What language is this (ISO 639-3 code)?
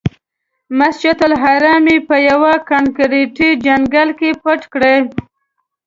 pus